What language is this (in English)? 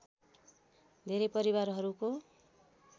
Nepali